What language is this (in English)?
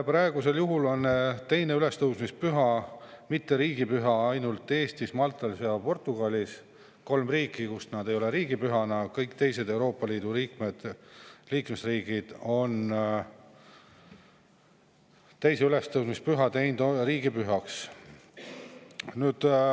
Estonian